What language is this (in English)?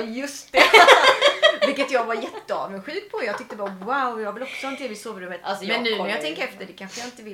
Swedish